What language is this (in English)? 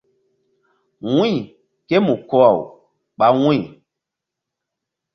Mbum